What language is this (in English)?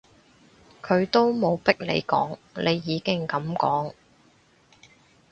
Cantonese